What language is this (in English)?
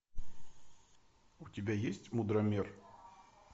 Russian